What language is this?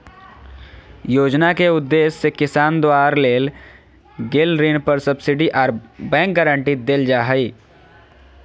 Magahi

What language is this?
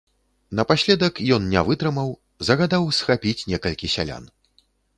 Belarusian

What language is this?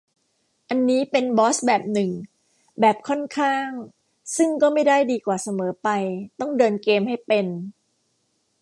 Thai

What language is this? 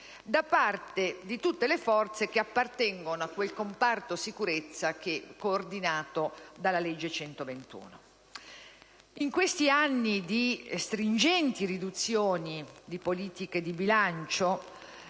Italian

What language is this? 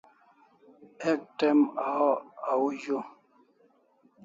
Kalasha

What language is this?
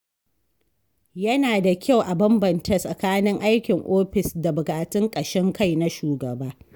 Hausa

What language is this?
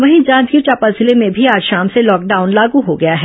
Hindi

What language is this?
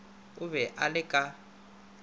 Northern Sotho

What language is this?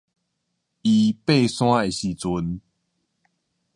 Min Nan Chinese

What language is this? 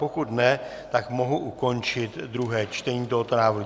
Czech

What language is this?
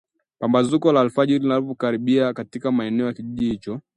Swahili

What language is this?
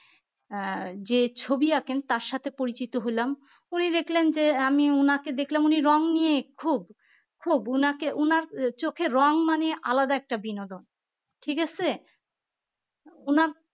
Bangla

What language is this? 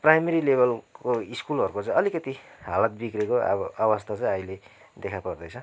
Nepali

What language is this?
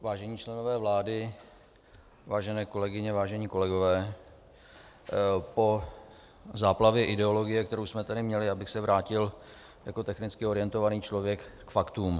Czech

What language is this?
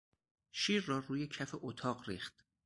Persian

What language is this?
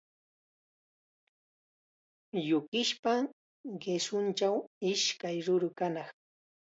Chiquián Ancash Quechua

